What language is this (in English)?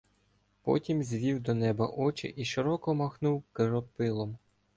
Ukrainian